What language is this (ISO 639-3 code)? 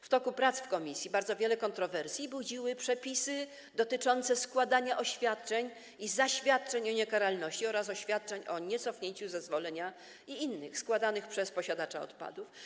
pol